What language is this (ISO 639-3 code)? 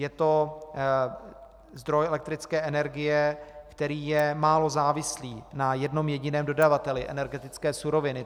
ces